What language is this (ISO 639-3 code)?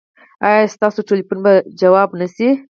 pus